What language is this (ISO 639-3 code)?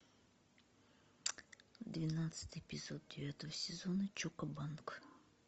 rus